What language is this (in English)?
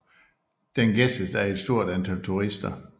Danish